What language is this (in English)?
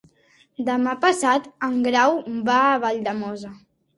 Catalan